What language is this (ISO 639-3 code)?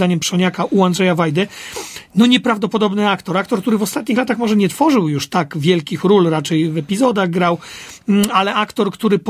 pol